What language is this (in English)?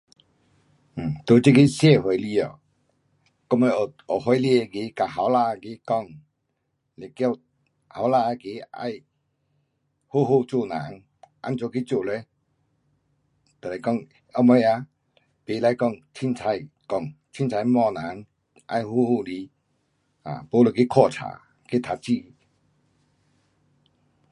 Pu-Xian Chinese